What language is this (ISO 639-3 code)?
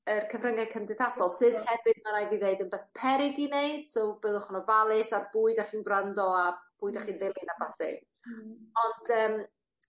cym